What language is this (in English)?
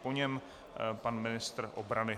Czech